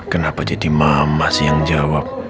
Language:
Indonesian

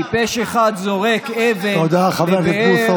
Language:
Hebrew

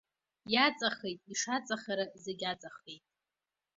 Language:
Abkhazian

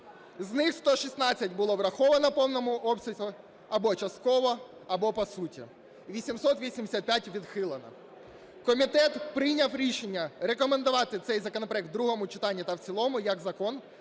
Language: Ukrainian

